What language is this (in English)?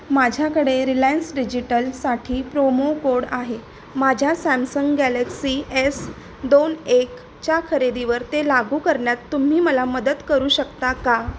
Marathi